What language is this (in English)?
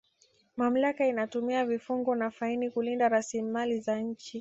Swahili